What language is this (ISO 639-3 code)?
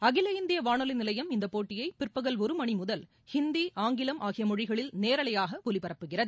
tam